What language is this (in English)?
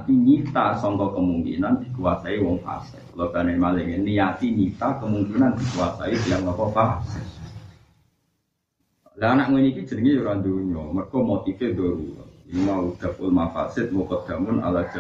Indonesian